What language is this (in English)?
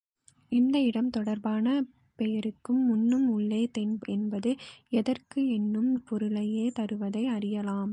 Tamil